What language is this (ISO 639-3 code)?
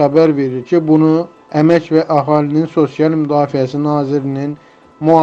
tur